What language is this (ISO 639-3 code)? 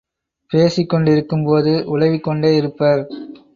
tam